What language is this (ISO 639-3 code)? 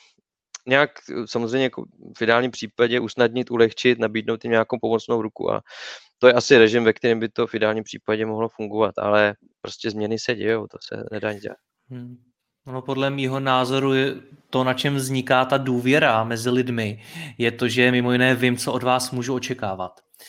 ces